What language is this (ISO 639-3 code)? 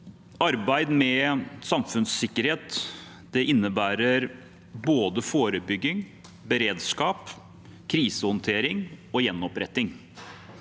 nor